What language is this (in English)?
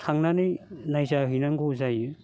Bodo